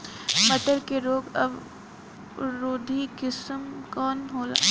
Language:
Bhojpuri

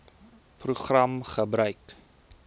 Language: Afrikaans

